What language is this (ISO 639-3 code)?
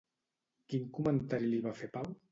cat